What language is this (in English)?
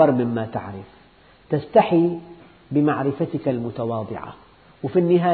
Arabic